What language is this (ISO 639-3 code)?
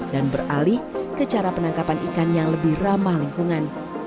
ind